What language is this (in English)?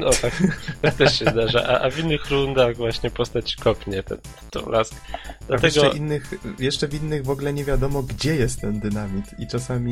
Polish